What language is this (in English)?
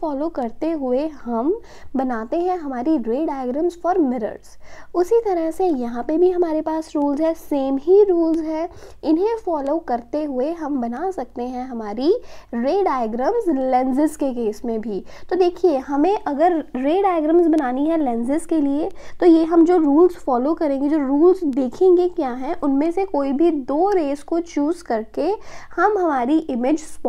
Hindi